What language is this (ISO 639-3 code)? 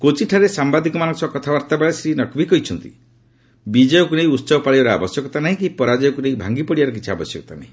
ori